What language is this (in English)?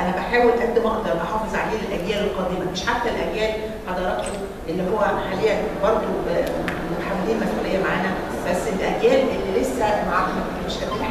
Arabic